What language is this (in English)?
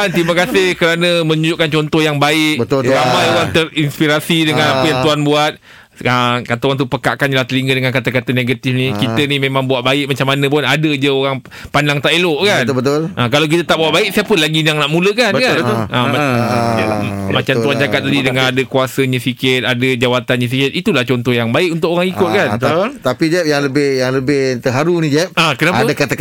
Malay